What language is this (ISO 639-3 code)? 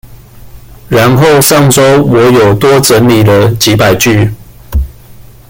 zho